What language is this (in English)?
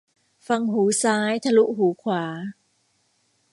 Thai